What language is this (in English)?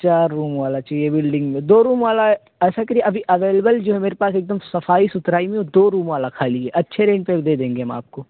Urdu